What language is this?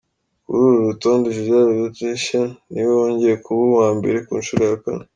Kinyarwanda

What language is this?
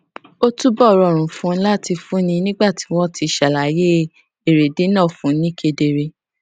Yoruba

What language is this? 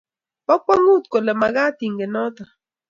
Kalenjin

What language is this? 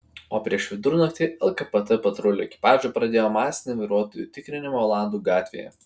Lithuanian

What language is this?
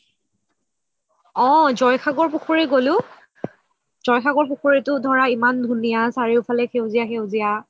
Assamese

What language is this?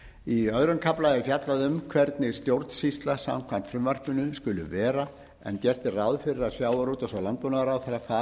Icelandic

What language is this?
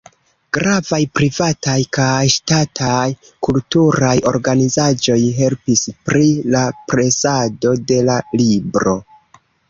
Esperanto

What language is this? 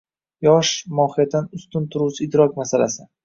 Uzbek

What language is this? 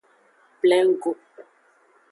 Aja (Benin)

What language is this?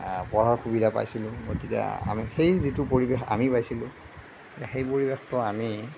Assamese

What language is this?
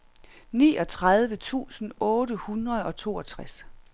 Danish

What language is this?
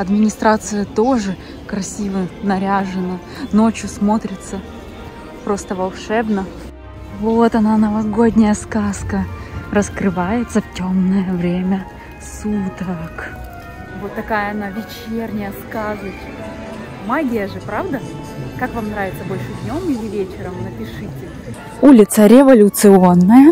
Russian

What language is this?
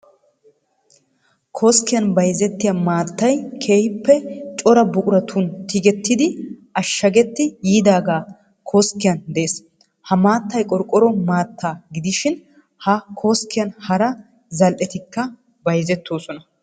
Wolaytta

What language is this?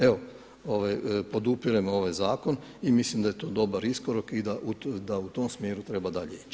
Croatian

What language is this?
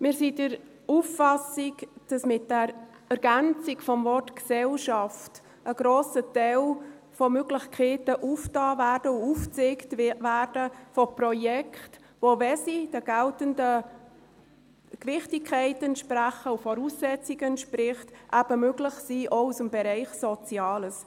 Swiss German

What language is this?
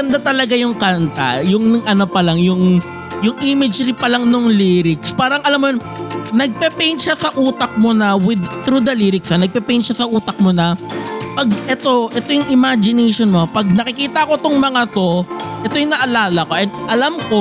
Filipino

